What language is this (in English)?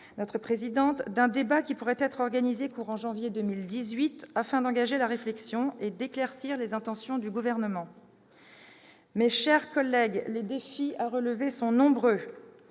French